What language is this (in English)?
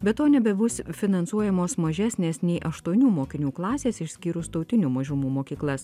Lithuanian